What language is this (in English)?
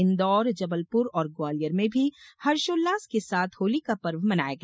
Hindi